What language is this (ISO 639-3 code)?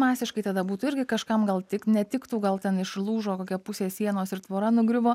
lit